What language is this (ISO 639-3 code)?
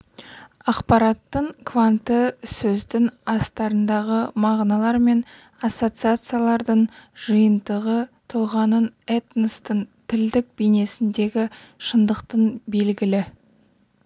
kaz